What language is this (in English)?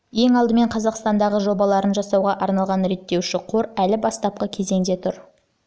Kazakh